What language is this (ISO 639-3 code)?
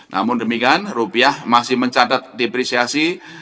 ind